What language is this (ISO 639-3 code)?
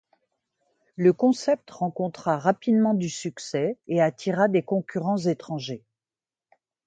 fra